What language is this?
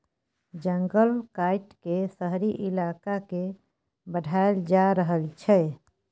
Maithili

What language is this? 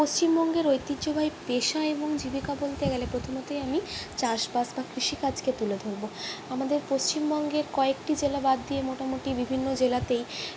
Bangla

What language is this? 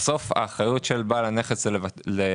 Hebrew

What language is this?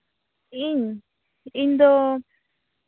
Santali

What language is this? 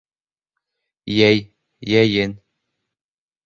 Bashkir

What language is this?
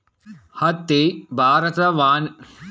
Kannada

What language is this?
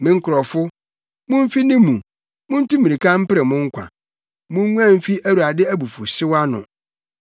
Akan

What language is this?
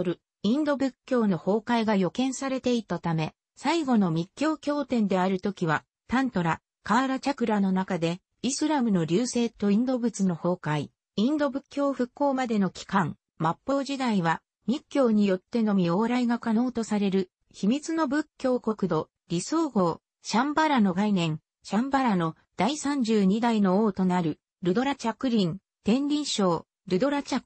Japanese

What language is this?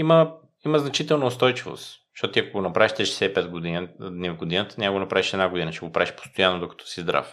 Bulgarian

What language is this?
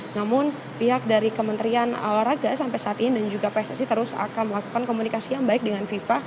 Indonesian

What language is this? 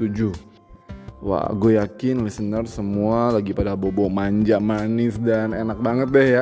Indonesian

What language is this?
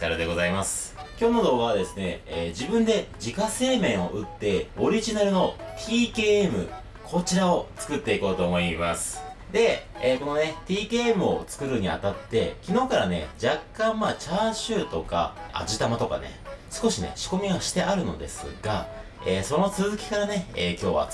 Japanese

